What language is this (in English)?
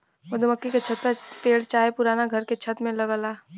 Bhojpuri